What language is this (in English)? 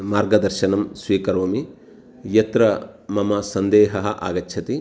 Sanskrit